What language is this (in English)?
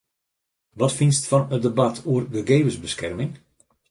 Western Frisian